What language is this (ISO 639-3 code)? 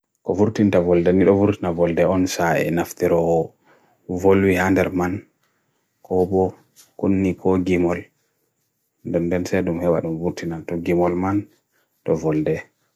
fui